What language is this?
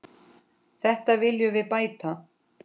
Icelandic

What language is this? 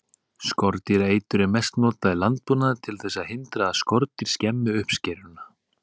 Icelandic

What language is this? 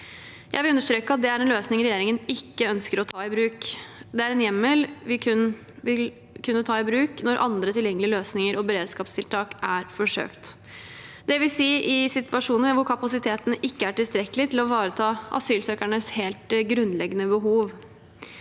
Norwegian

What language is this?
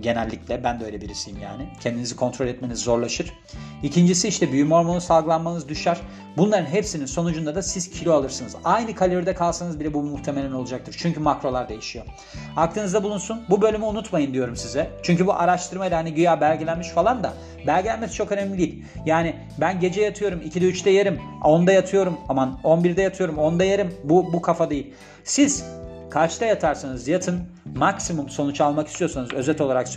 Turkish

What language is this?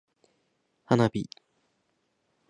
Japanese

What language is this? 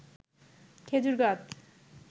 Bangla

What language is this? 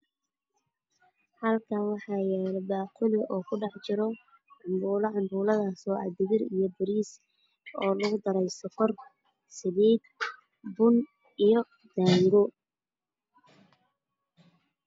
Somali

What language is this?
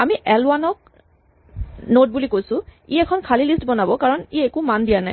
Assamese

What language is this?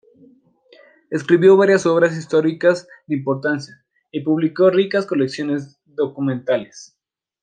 Spanish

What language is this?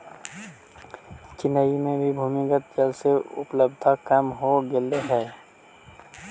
Magahi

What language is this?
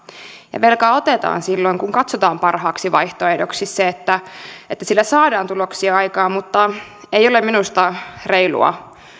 Finnish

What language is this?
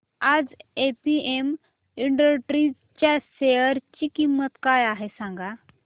Marathi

